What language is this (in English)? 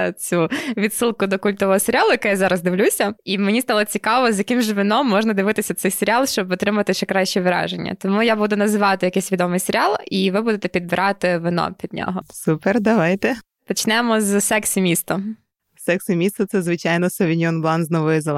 Ukrainian